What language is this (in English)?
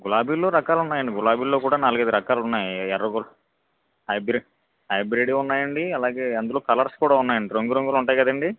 Telugu